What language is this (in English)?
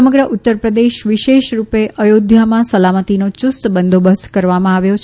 Gujarati